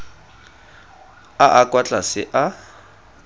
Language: Tswana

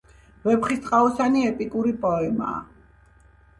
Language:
Georgian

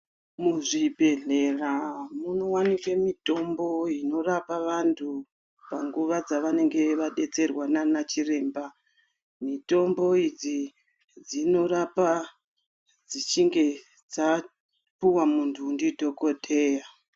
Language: Ndau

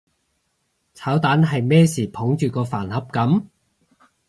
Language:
Cantonese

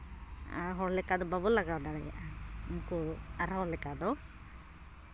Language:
Santali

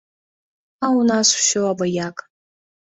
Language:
Belarusian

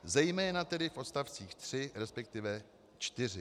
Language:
Czech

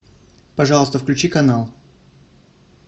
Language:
Russian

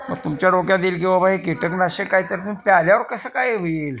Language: Marathi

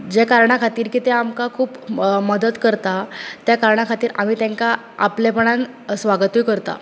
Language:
Konkani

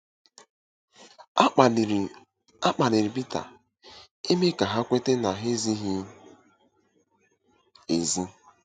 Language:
Igbo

